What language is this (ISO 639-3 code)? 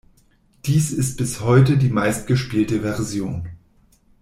deu